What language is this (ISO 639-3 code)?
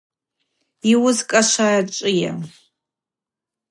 abq